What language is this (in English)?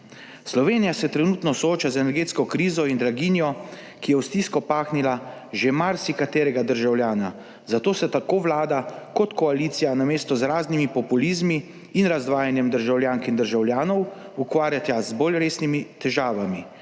Slovenian